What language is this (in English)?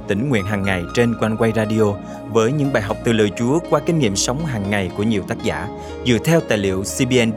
Vietnamese